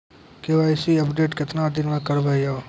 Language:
Maithili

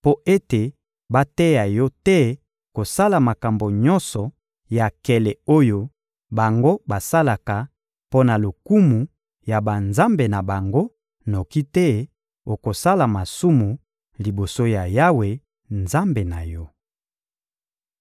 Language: Lingala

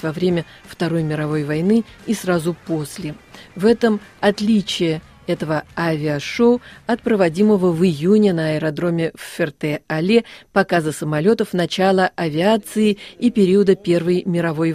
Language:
Russian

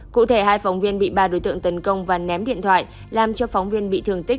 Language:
Vietnamese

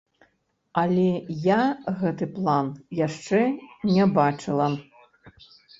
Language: Belarusian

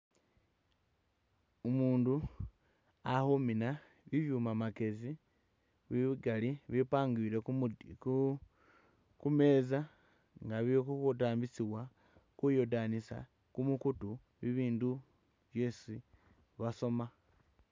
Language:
Masaaba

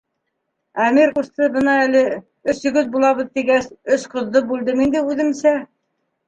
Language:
Bashkir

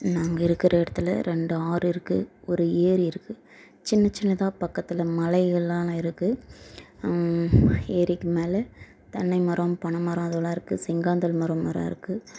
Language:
Tamil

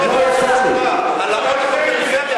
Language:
Hebrew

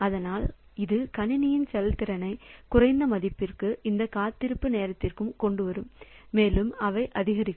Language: Tamil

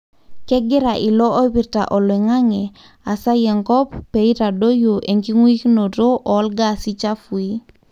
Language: Masai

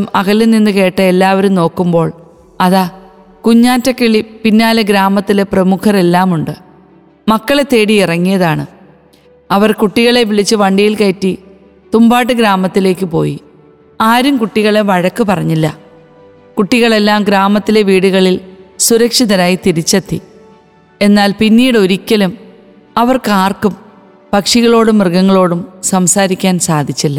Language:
Malayalam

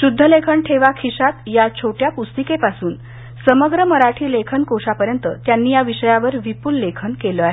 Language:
Marathi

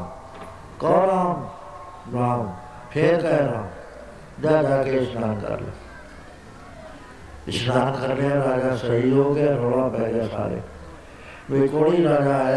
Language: Punjabi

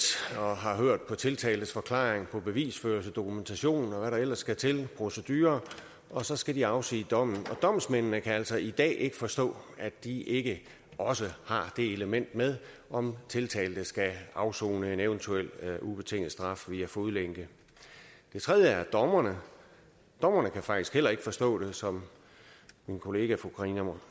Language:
Danish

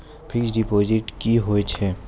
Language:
Maithili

